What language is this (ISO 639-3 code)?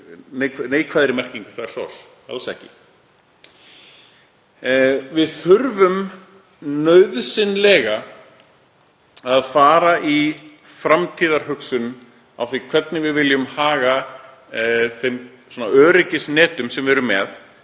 isl